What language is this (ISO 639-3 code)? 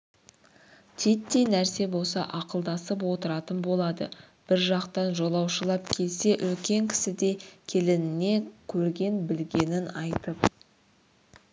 kaz